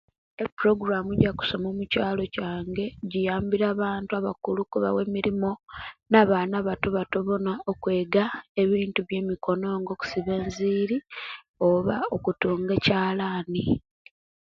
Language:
Kenyi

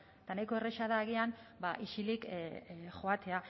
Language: Basque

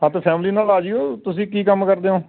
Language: Punjabi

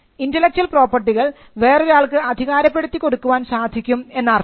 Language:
Malayalam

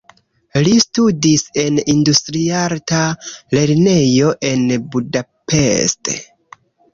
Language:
Esperanto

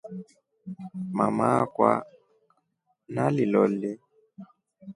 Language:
Rombo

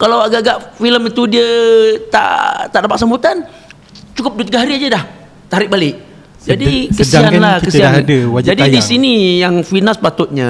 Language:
Malay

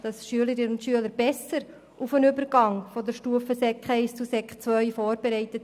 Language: Swiss German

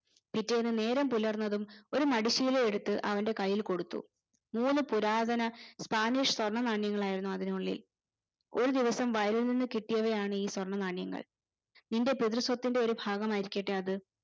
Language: Malayalam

